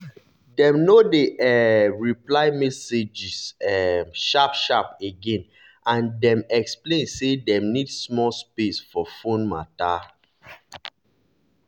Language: Nigerian Pidgin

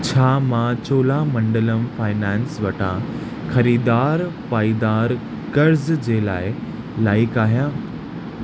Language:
Sindhi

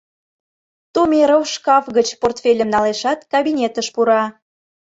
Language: Mari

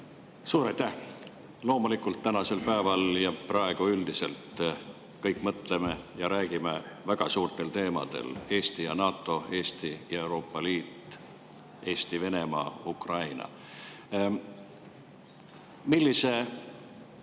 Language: Estonian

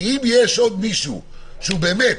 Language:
Hebrew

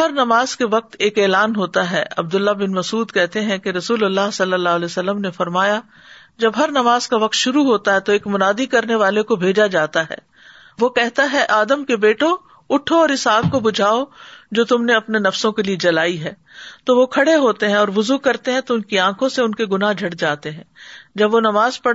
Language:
Urdu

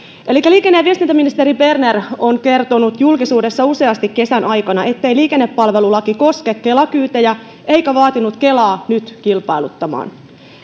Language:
Finnish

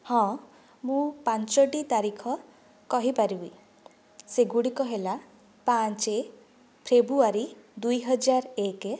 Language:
Odia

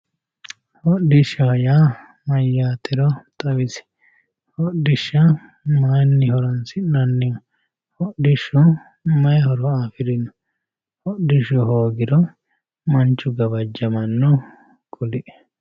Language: Sidamo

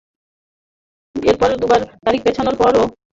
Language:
Bangla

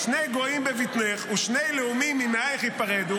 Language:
Hebrew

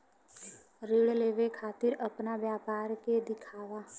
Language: Bhojpuri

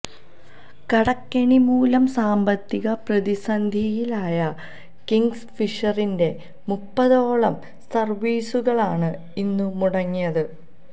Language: Malayalam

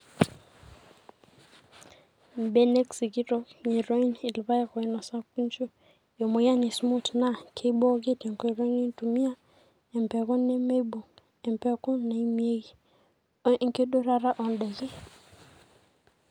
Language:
Masai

